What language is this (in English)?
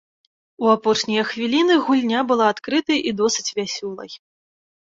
Belarusian